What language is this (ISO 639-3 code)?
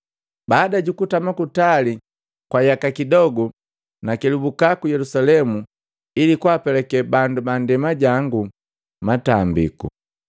mgv